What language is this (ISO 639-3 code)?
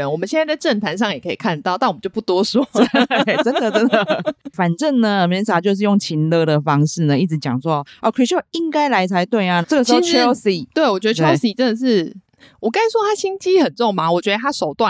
zho